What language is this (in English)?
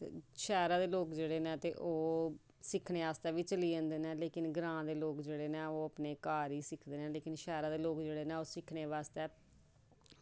Dogri